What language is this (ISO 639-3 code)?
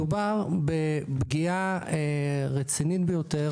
heb